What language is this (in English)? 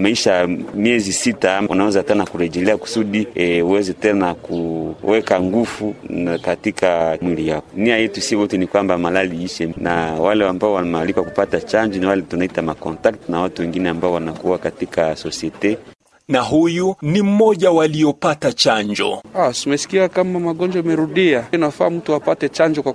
Swahili